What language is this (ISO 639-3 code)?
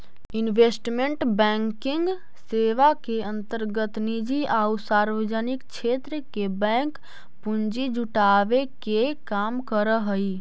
mag